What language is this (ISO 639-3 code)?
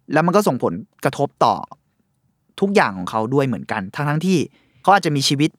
tha